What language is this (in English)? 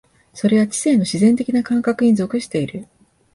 Japanese